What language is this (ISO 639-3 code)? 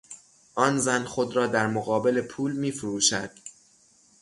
fas